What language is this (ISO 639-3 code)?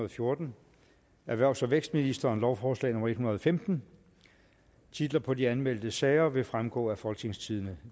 dan